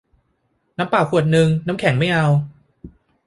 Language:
Thai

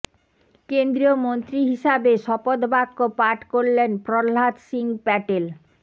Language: Bangla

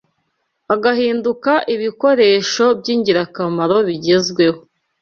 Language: Kinyarwanda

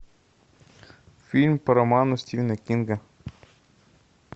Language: Russian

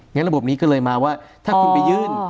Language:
Thai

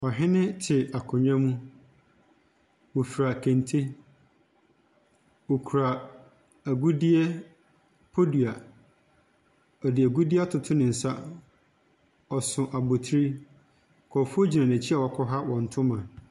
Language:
Akan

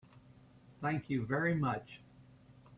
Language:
English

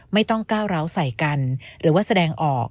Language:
Thai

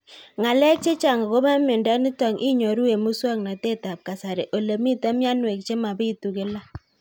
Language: Kalenjin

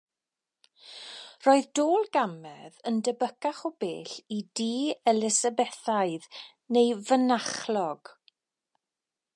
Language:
Welsh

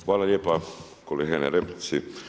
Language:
Croatian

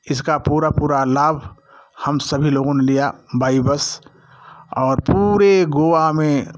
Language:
Hindi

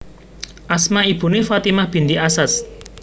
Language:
Javanese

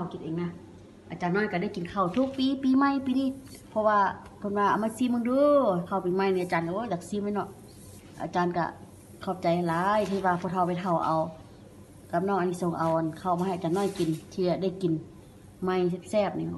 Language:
Thai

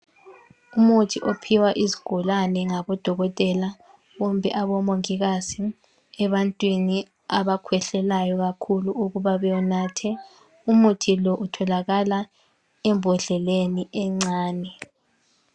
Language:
North Ndebele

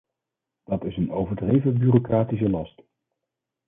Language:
Dutch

